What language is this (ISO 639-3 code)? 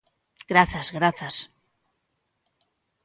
glg